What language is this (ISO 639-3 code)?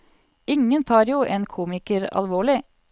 nor